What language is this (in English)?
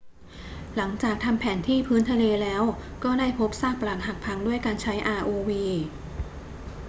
Thai